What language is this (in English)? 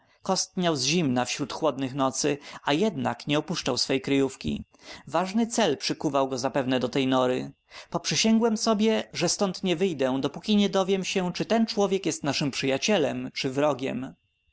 Polish